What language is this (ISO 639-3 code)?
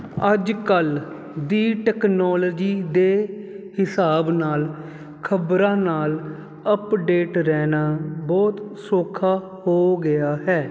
pan